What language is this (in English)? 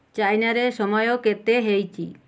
Odia